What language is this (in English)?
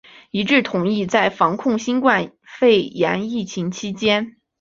Chinese